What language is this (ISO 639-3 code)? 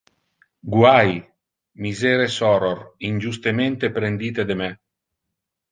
ina